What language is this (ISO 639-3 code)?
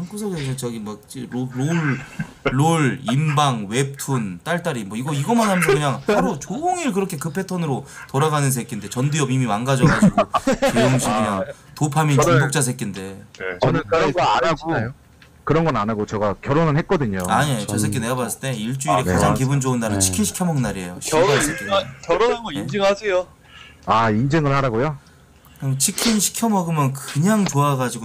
kor